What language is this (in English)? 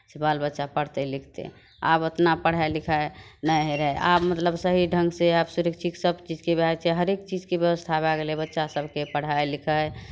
Maithili